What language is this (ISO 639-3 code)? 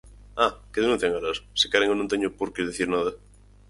glg